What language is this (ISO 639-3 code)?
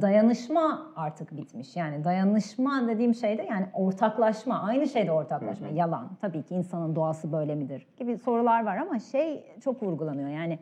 tur